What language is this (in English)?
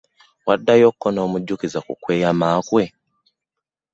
Ganda